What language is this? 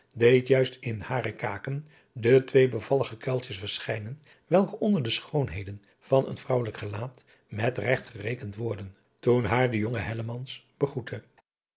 Dutch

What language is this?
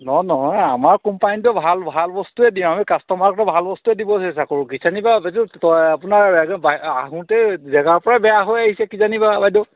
Assamese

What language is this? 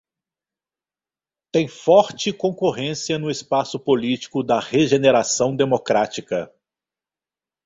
Portuguese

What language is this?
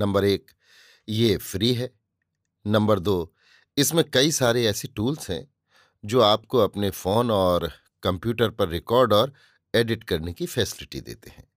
Hindi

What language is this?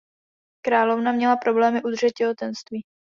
Czech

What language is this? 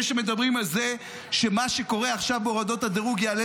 Hebrew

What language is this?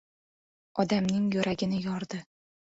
Uzbek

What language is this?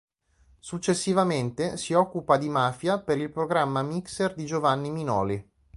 Italian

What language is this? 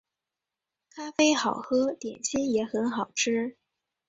Chinese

